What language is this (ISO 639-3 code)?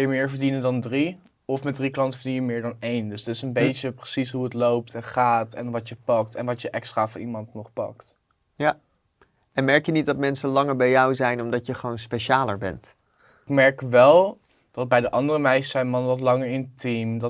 nld